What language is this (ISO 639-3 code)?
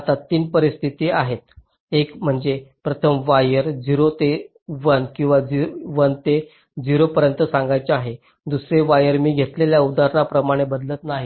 mar